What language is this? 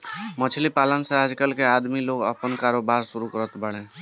Bhojpuri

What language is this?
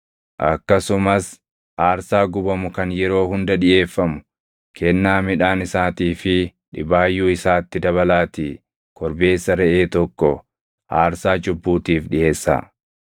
Oromo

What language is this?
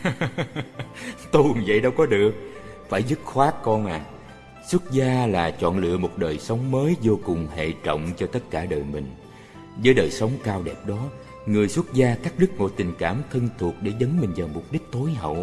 Vietnamese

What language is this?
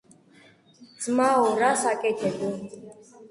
Georgian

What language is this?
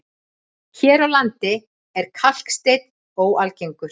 Icelandic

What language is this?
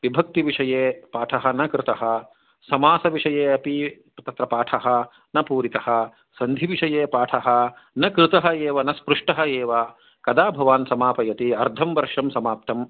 Sanskrit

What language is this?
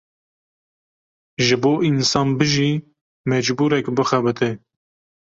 Kurdish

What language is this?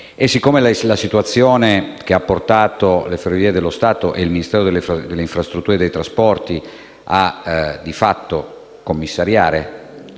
Italian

